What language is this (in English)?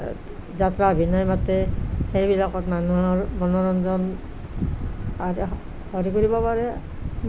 Assamese